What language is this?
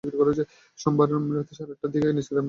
Bangla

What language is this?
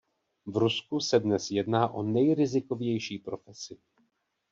Czech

